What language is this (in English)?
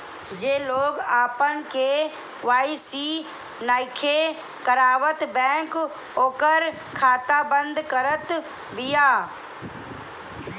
Bhojpuri